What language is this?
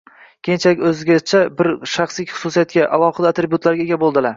Uzbek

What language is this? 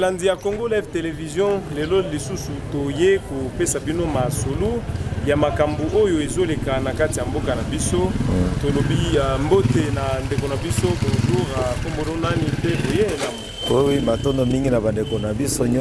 French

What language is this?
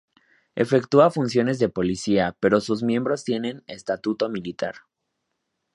Spanish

